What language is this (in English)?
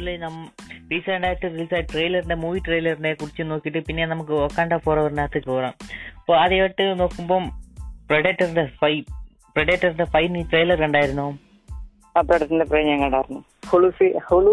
Malayalam